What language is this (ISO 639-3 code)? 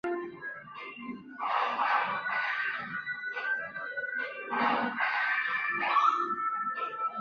zho